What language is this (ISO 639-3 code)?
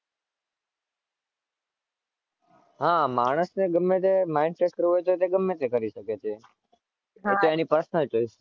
guj